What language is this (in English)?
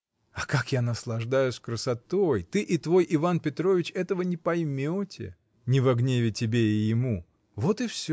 Russian